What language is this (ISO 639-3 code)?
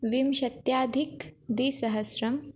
san